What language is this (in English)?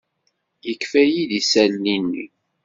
Kabyle